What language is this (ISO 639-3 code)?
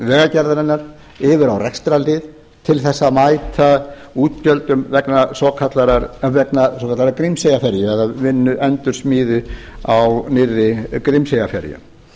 isl